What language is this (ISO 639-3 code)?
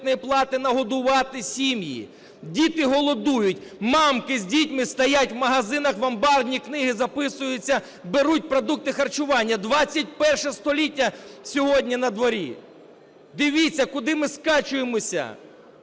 ukr